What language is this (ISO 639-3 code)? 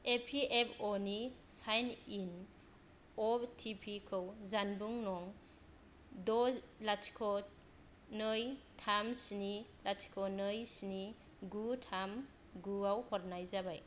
brx